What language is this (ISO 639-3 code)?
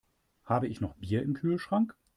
deu